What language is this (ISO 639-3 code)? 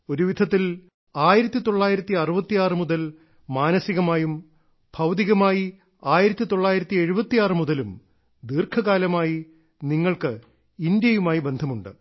mal